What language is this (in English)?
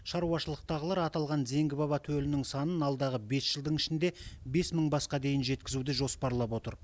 Kazakh